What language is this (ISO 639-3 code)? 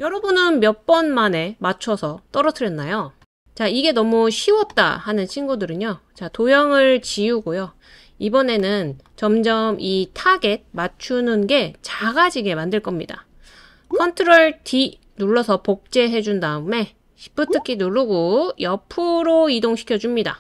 kor